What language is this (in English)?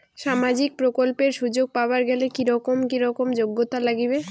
Bangla